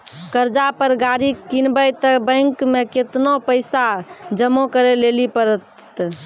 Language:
Maithili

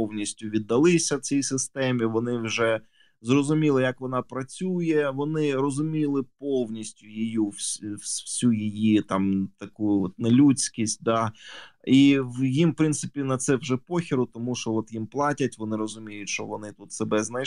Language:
Ukrainian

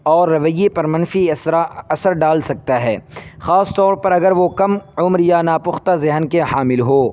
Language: Urdu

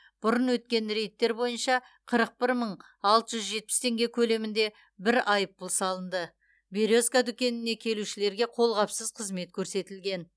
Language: Kazakh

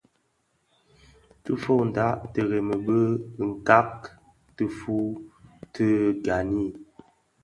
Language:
Bafia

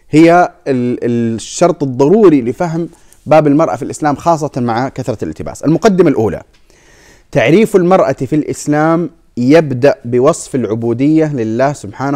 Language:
Arabic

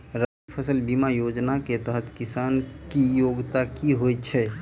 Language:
Maithili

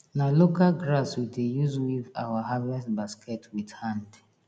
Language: Nigerian Pidgin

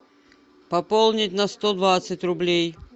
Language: Russian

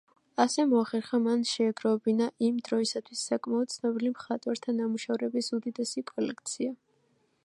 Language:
Georgian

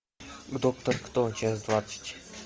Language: Russian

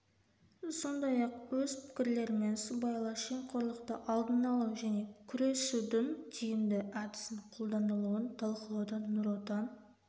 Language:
Kazakh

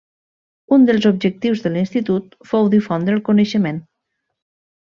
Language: Catalan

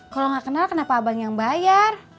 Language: Indonesian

